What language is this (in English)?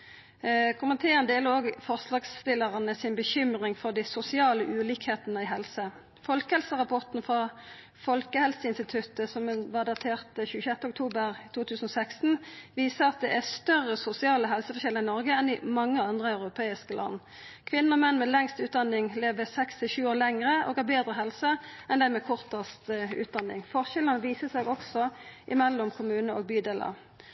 Norwegian Nynorsk